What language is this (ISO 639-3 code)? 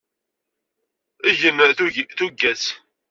kab